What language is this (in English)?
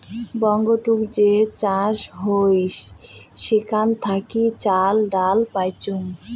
Bangla